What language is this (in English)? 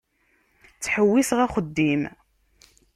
Kabyle